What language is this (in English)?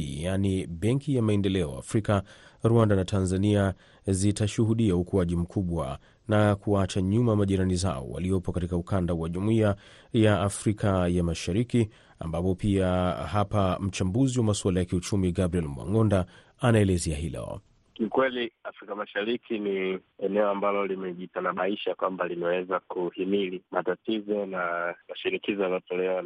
Swahili